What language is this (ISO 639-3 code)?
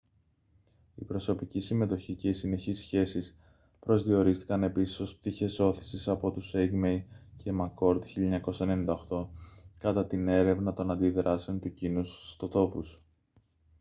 ell